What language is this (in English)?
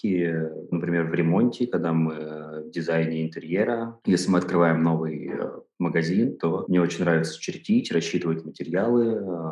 Russian